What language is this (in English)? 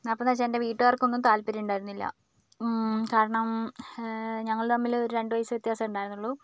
Malayalam